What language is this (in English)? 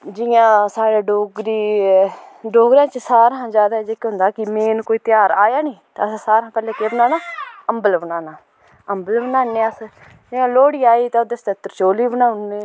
Dogri